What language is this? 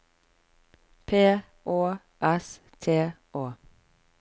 Norwegian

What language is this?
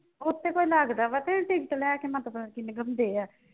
Punjabi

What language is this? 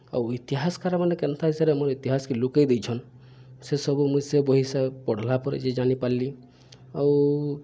Odia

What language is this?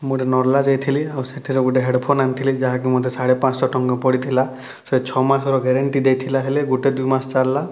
Odia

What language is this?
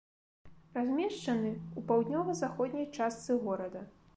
Belarusian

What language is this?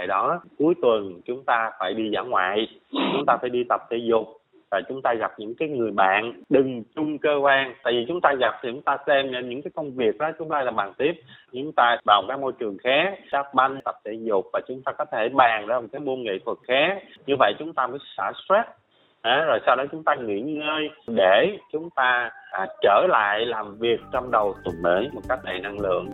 Vietnamese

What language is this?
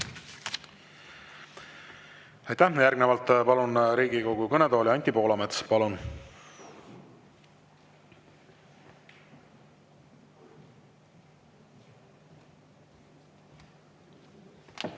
Estonian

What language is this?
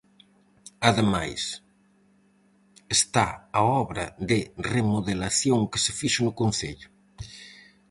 Galician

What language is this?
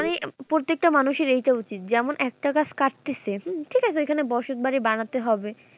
Bangla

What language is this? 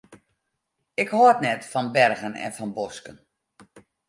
Western Frisian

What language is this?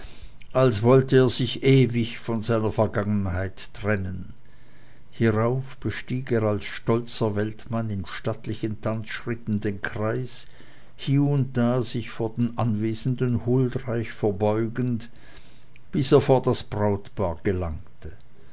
German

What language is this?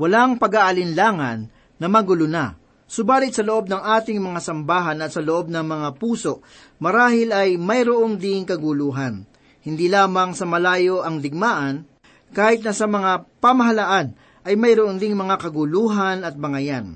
Filipino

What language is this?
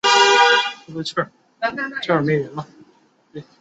Chinese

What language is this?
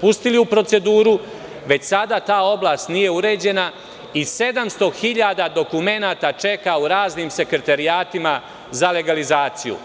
Serbian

